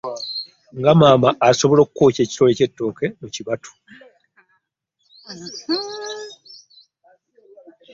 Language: Ganda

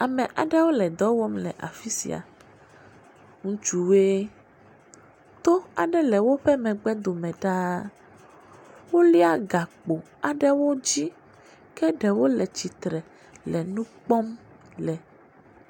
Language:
Ewe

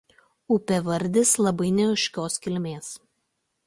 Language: Lithuanian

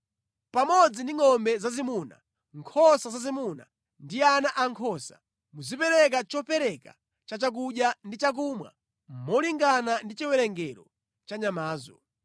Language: Nyanja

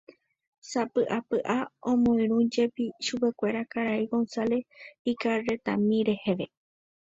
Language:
Guarani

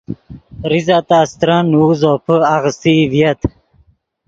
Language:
Yidgha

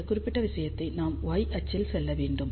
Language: Tamil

